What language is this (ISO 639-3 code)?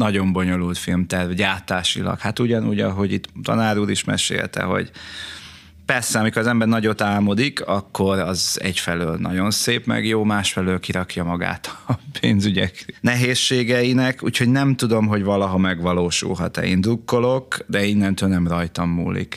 hun